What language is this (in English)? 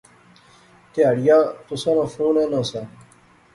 Pahari-Potwari